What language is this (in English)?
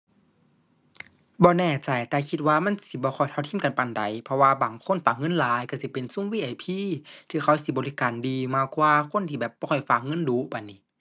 Thai